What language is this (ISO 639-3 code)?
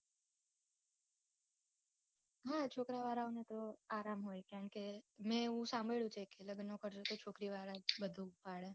guj